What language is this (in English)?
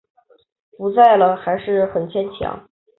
Chinese